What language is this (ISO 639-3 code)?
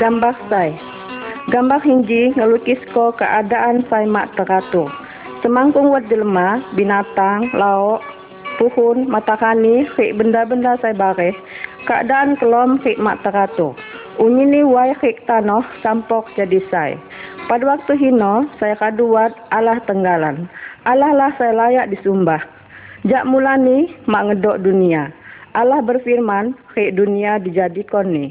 ind